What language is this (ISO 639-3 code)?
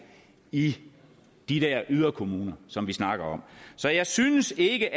dan